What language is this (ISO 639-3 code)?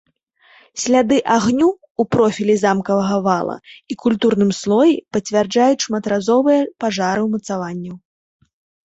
bel